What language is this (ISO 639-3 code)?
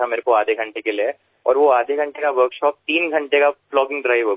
guj